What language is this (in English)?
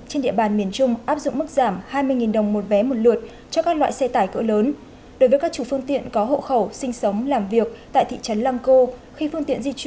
Vietnamese